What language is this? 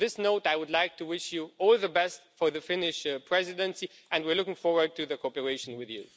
English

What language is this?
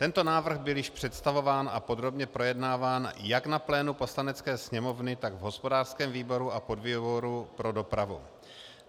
Czech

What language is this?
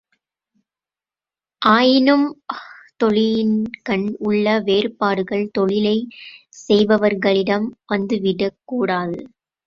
Tamil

